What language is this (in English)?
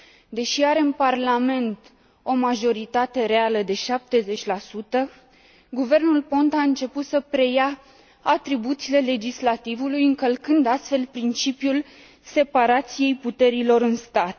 Romanian